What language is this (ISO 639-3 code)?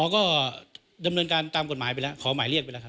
tha